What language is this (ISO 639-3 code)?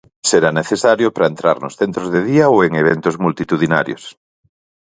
glg